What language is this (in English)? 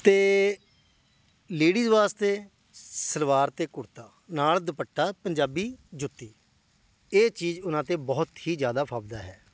Punjabi